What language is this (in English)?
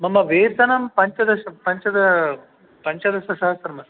Sanskrit